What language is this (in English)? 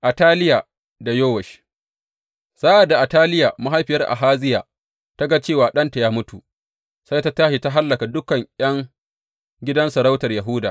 Hausa